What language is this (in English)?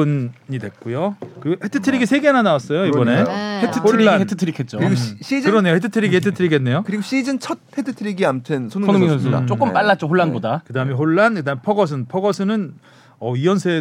Korean